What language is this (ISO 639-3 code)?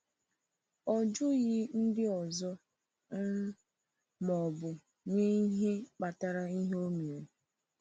ibo